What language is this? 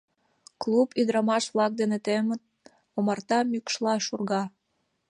Mari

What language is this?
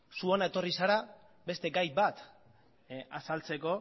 Basque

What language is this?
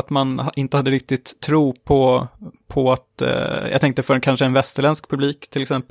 Swedish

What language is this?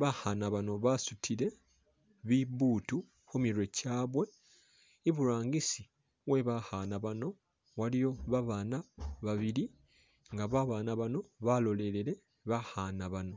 Masaaba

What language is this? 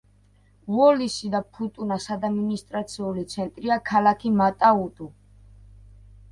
Georgian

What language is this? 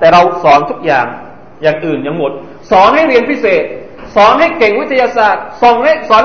Thai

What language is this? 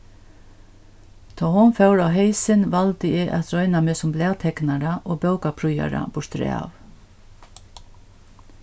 Faroese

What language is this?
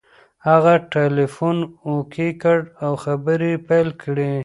Pashto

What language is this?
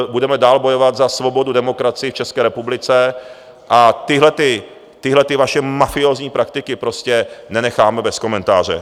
Czech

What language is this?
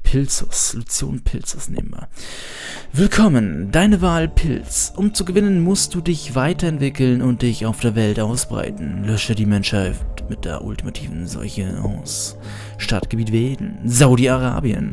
German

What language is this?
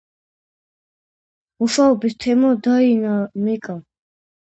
Georgian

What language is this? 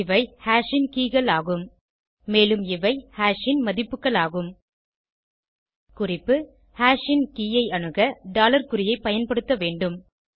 Tamil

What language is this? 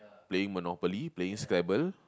English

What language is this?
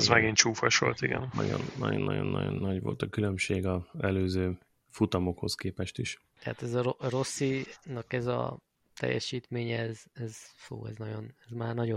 Hungarian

